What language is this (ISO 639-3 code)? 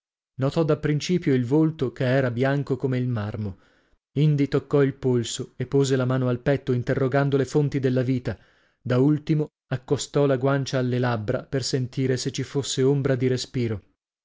ita